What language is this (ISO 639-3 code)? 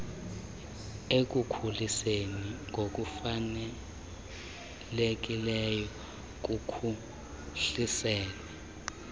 xho